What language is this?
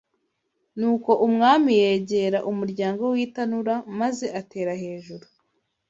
Kinyarwanda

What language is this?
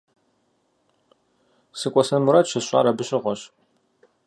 Kabardian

